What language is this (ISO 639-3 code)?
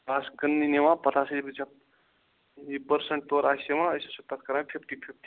kas